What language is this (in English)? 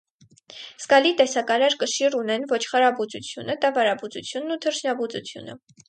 Armenian